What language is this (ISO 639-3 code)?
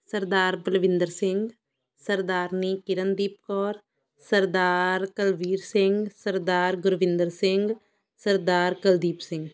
pan